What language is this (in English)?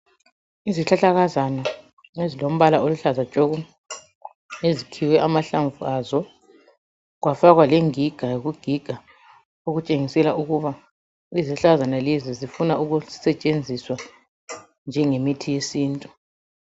North Ndebele